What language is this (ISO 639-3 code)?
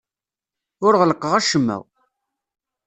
kab